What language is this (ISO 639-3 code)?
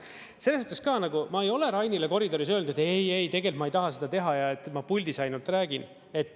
est